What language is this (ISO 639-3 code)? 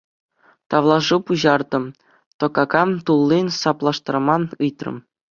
chv